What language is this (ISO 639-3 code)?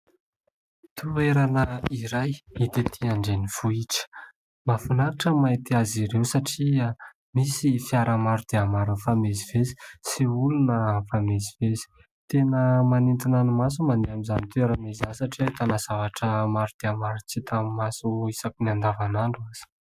mlg